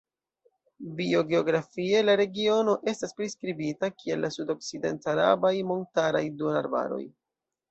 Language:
Esperanto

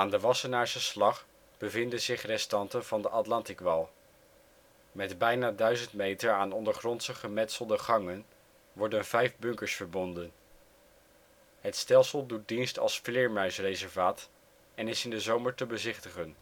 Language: Dutch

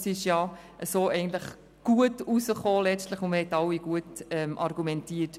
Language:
Swiss German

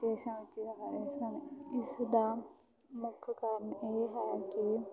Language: Punjabi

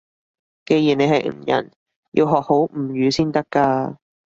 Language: Cantonese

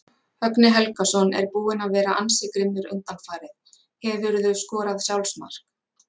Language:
Icelandic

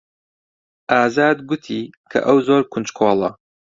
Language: Central Kurdish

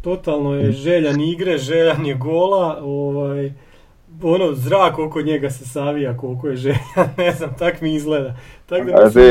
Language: Croatian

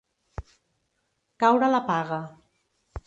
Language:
Catalan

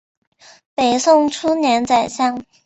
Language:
Chinese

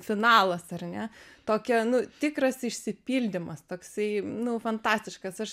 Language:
Lithuanian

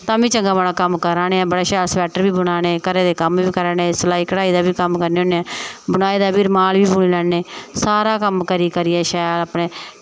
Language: Dogri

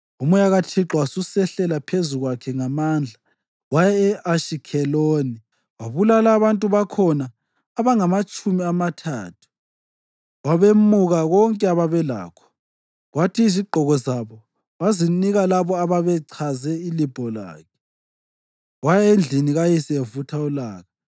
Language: North Ndebele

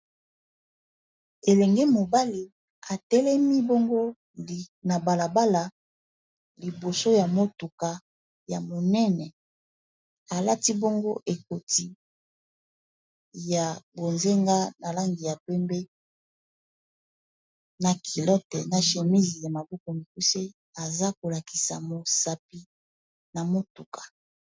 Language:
Lingala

